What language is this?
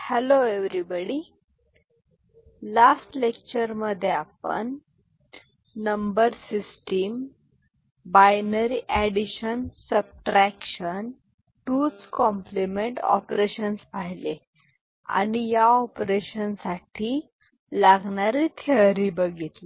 Marathi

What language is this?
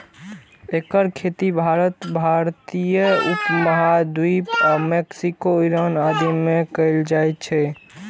Maithili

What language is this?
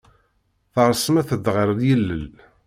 Kabyle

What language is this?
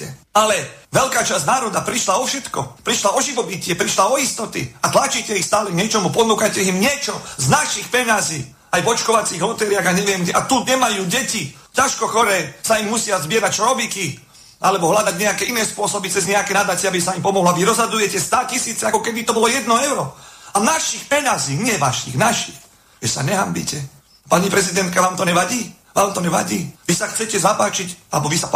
Slovak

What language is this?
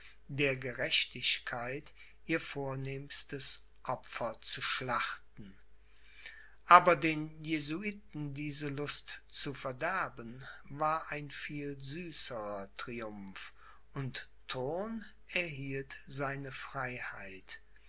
German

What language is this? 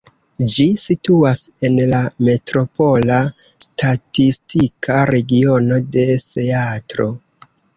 Esperanto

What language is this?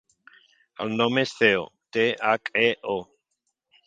Catalan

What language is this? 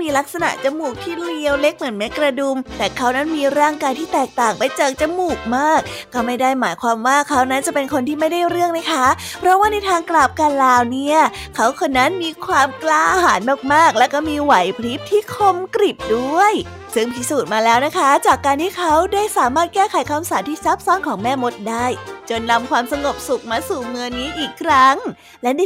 Thai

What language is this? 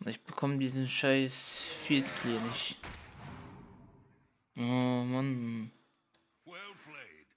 German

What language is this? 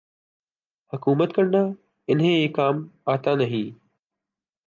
Urdu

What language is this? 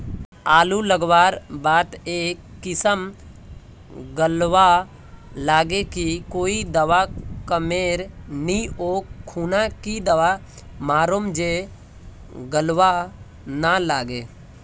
Magahi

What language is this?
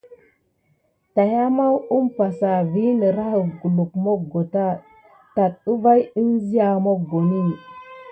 Gidar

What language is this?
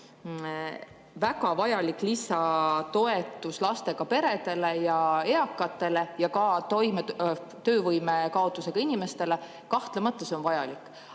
Estonian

